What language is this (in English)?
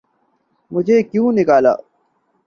Urdu